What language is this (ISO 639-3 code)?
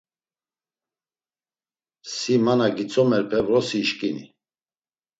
lzz